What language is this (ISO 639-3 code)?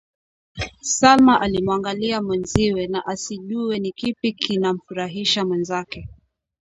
swa